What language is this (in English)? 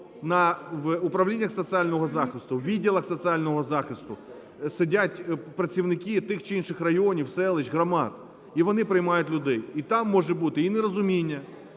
Ukrainian